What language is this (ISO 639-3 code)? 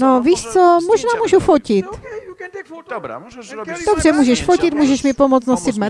ces